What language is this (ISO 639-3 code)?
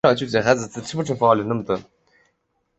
zho